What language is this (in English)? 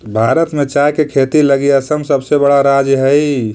Magahi